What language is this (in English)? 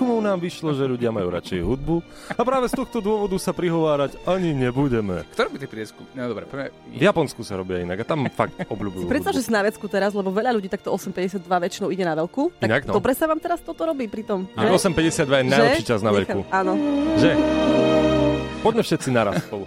Slovak